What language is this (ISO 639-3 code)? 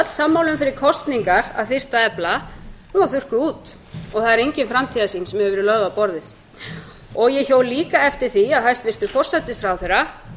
isl